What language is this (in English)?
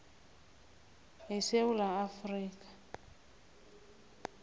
South Ndebele